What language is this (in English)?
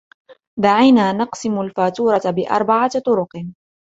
Arabic